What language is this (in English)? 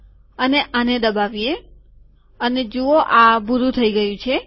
Gujarati